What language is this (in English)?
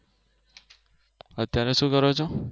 Gujarati